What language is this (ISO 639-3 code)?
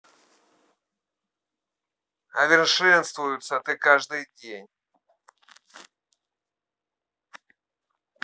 rus